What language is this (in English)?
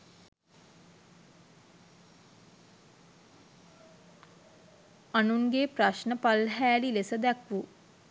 Sinhala